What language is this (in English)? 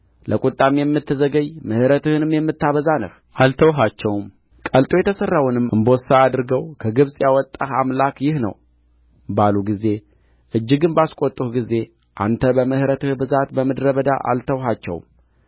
Amharic